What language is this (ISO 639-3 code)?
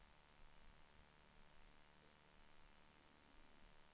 swe